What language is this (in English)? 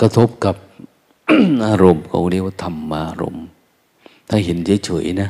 Thai